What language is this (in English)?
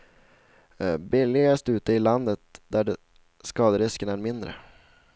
Swedish